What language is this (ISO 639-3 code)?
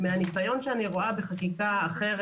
heb